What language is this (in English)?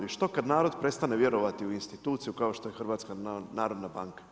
Croatian